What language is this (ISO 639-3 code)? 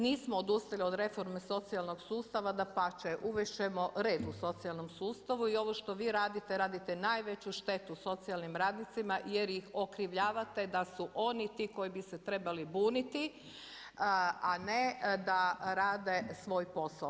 hrv